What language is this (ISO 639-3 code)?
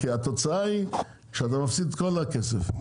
heb